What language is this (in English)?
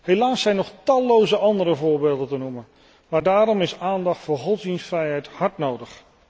Dutch